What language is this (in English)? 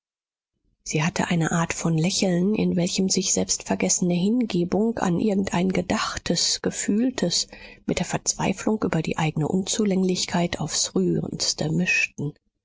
German